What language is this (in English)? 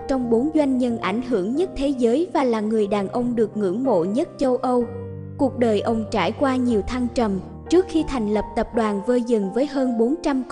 Vietnamese